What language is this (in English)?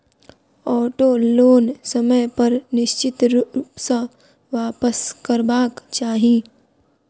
Maithili